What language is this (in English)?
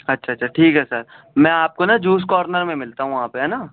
Urdu